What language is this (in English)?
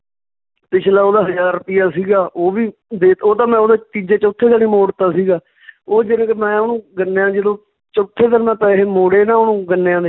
Punjabi